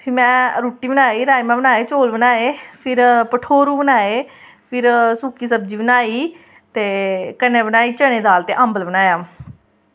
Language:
Dogri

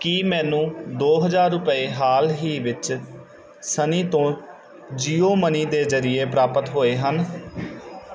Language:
Punjabi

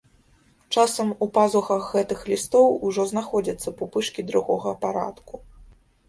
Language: Belarusian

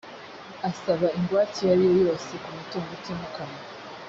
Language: Kinyarwanda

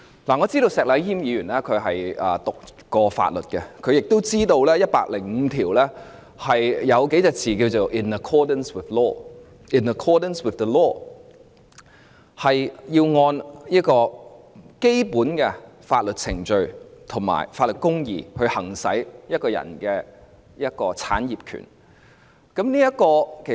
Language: Cantonese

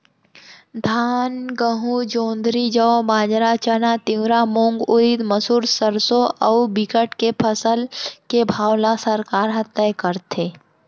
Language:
Chhattisgarhi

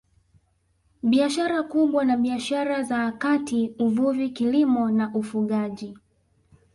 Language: Swahili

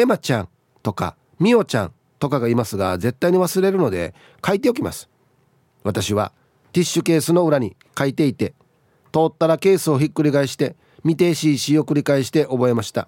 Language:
Japanese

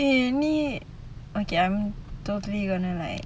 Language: English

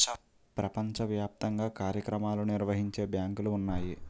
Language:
Telugu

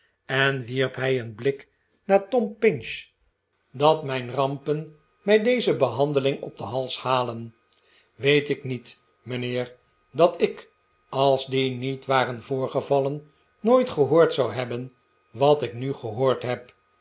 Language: Dutch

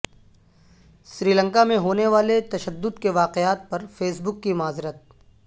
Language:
Urdu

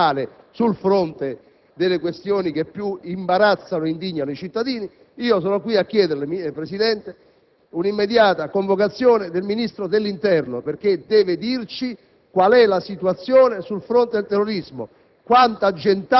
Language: Italian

